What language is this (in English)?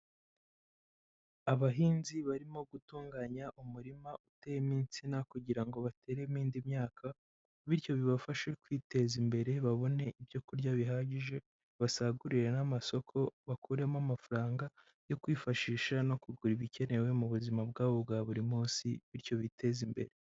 Kinyarwanda